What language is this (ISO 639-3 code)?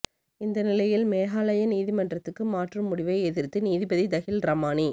tam